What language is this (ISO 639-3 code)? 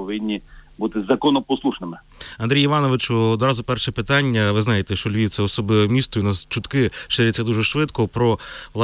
ukr